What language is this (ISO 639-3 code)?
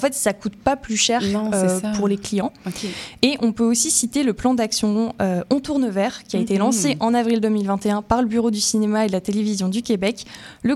fra